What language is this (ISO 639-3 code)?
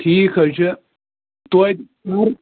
kas